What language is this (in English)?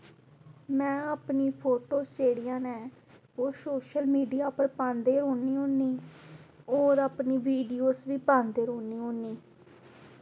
Dogri